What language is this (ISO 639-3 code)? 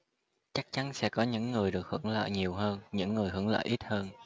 vie